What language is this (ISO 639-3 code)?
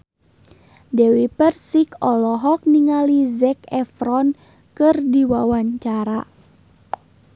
sun